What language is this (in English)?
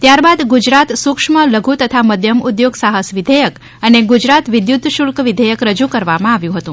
Gujarati